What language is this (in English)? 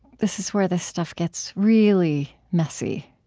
English